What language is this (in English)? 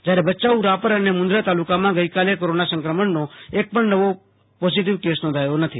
Gujarati